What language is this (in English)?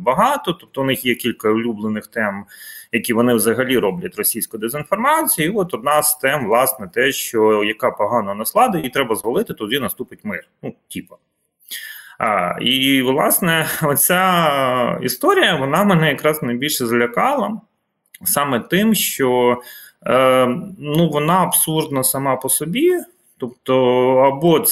Ukrainian